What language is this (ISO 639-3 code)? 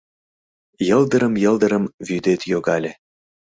chm